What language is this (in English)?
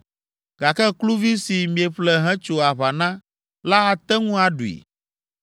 Ewe